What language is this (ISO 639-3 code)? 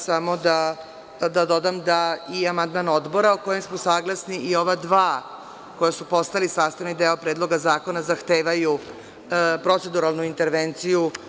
srp